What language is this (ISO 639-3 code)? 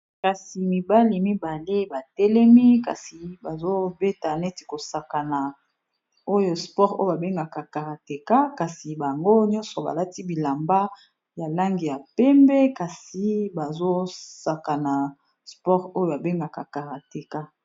lin